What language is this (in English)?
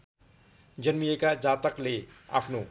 Nepali